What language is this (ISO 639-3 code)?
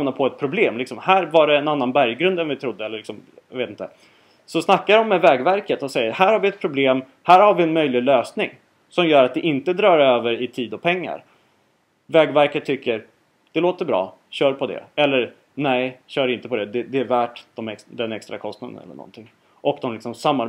swe